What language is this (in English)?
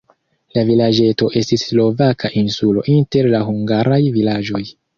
Esperanto